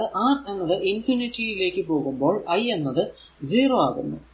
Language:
Malayalam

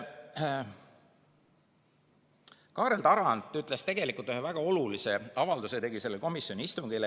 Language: Estonian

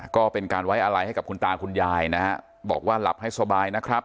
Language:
Thai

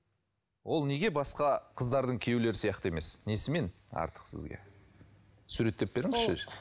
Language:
Kazakh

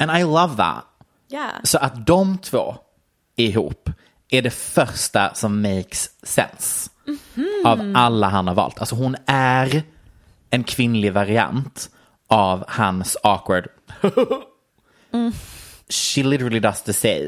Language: Swedish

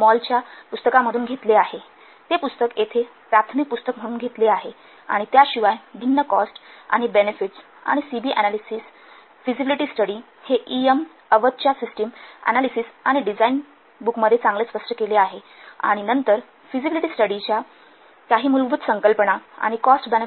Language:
Marathi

